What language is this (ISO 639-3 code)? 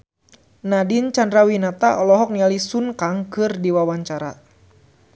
sun